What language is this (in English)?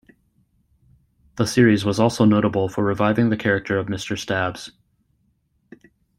English